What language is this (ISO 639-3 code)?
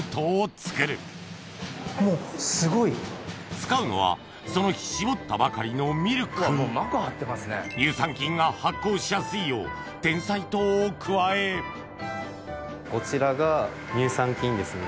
jpn